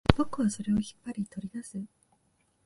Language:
Japanese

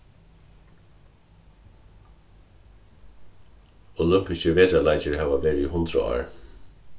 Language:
Faroese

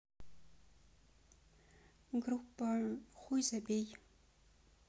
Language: Russian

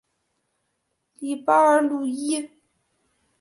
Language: Chinese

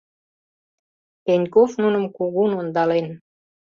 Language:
Mari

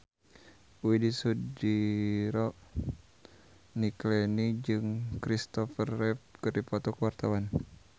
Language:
Sundanese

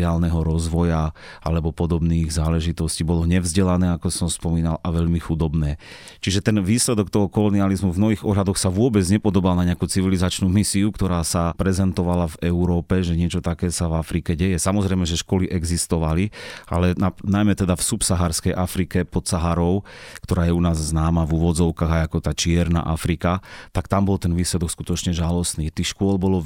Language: Slovak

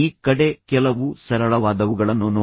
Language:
Kannada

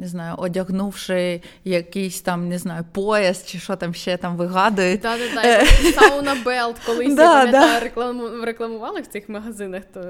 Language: Ukrainian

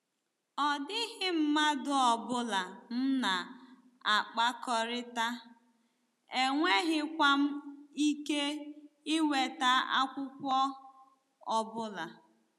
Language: Igbo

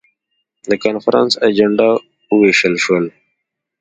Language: Pashto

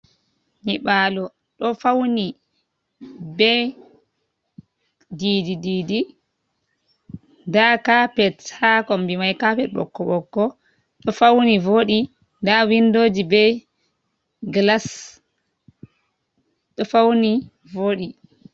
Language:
Fula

